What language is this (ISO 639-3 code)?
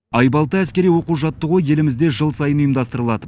kaz